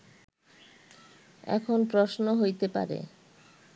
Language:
Bangla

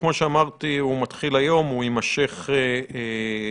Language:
Hebrew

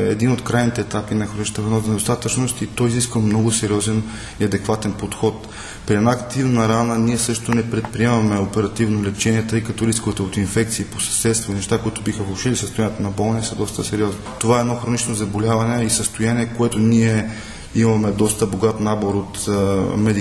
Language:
Bulgarian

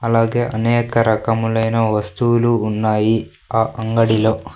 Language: Telugu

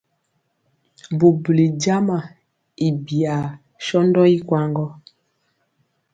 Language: Mpiemo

